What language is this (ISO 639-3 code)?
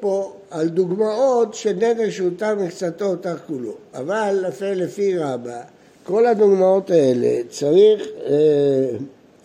heb